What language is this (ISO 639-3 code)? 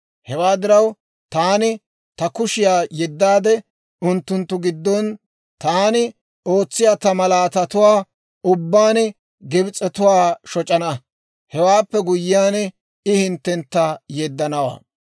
dwr